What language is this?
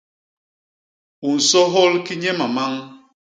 Basaa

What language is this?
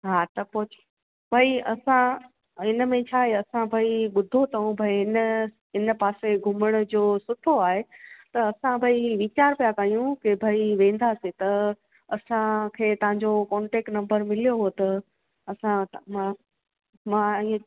Sindhi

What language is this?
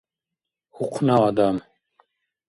Dargwa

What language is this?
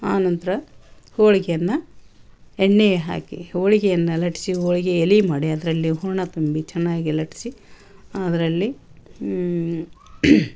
Kannada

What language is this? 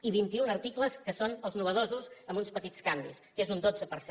Catalan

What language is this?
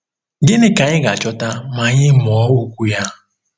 Igbo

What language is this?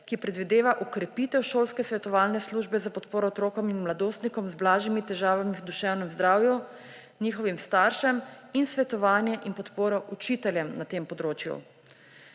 Slovenian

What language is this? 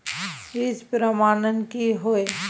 Maithili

